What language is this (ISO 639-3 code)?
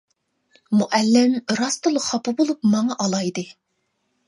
uig